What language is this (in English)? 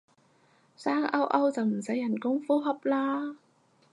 Cantonese